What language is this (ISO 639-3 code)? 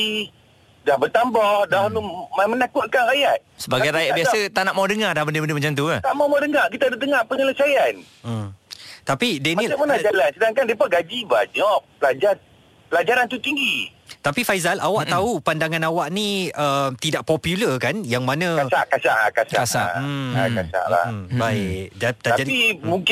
msa